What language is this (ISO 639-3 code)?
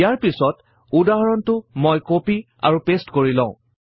asm